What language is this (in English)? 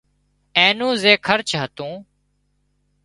Wadiyara Koli